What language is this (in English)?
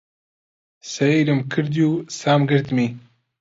Central Kurdish